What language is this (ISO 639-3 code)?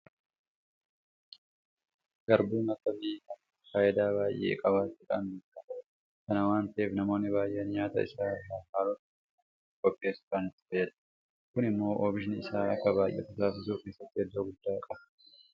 orm